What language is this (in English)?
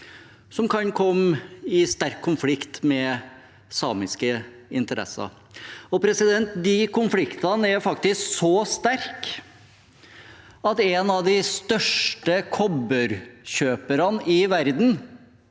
Norwegian